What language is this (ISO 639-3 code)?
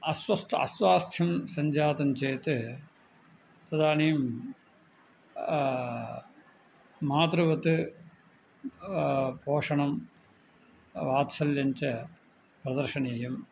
san